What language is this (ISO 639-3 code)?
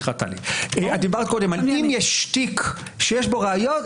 heb